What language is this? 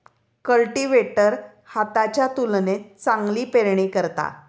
Marathi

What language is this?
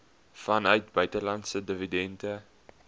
Afrikaans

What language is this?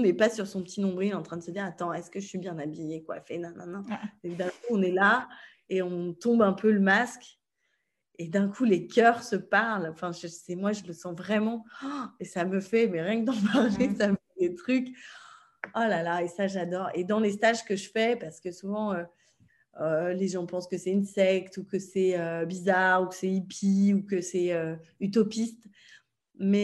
French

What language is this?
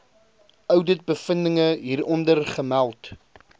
Afrikaans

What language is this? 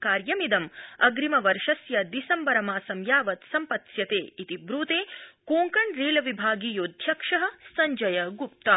Sanskrit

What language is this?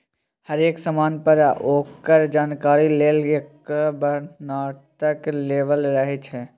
Maithili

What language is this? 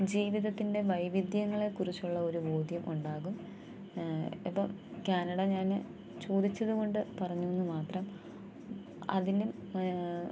Malayalam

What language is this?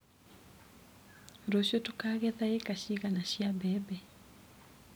Kikuyu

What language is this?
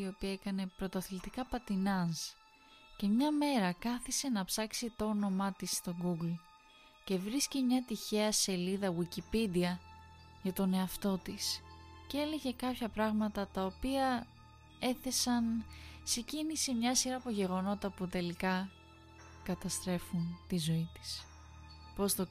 Greek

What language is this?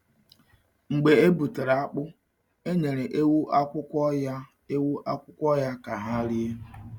Igbo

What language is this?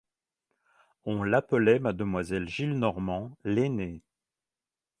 French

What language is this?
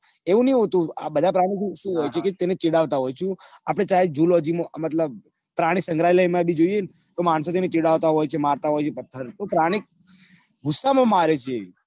Gujarati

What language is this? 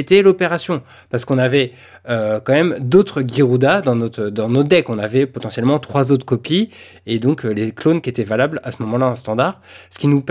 French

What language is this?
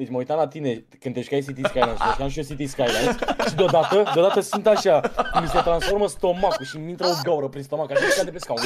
Romanian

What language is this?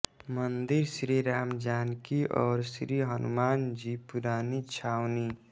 Hindi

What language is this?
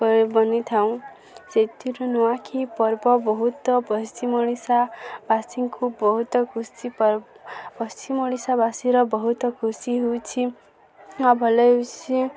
Odia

